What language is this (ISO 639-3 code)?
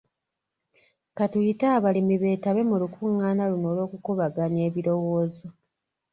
lug